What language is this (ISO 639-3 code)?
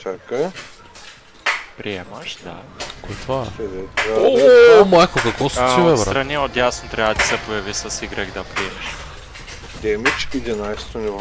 bul